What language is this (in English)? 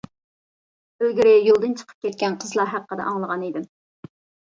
Uyghur